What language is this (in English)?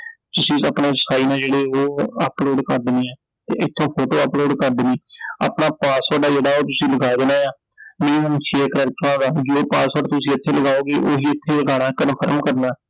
Punjabi